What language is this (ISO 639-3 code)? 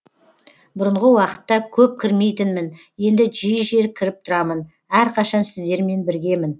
kaz